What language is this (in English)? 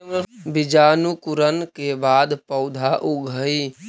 Magahi